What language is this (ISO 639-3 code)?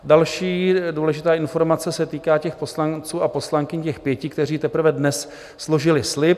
ces